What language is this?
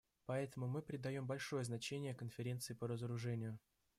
Russian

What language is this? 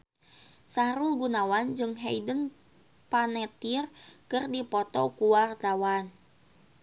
Sundanese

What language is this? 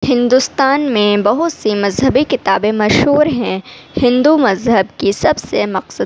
Urdu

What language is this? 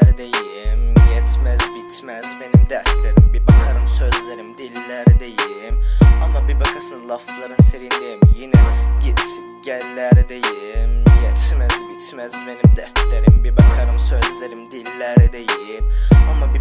Turkish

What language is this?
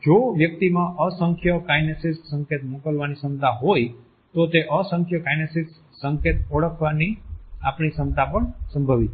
Gujarati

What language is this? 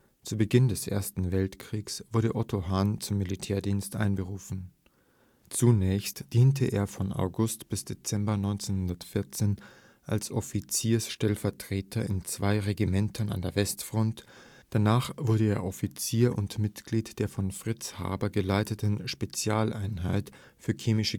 German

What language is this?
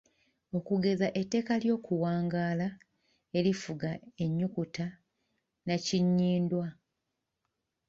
Ganda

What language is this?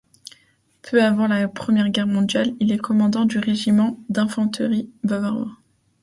French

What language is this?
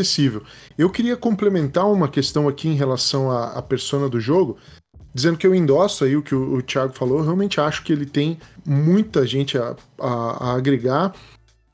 Portuguese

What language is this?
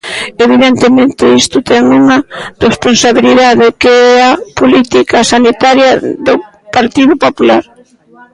Galician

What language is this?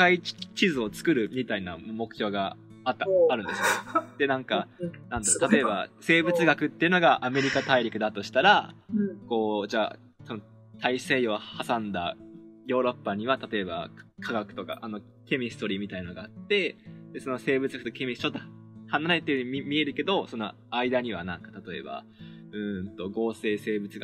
Japanese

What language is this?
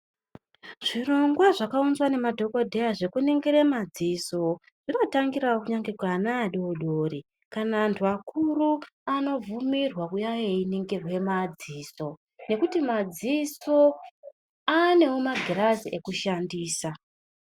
Ndau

